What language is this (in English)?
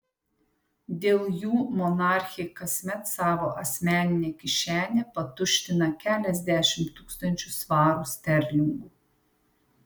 Lithuanian